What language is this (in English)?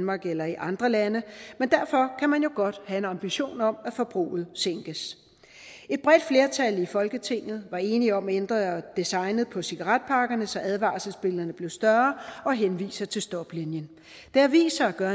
Danish